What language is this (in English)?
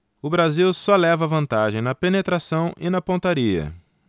Portuguese